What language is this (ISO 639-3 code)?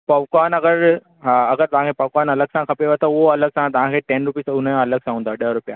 snd